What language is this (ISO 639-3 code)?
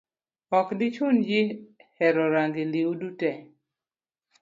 luo